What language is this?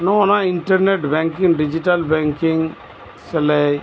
Santali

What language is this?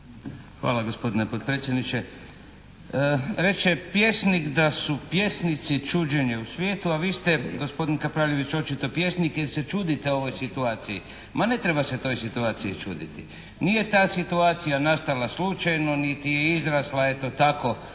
Croatian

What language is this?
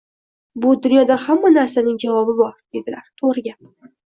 Uzbek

